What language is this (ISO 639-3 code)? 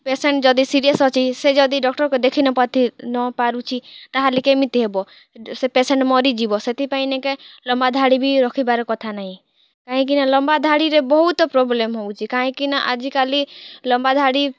ori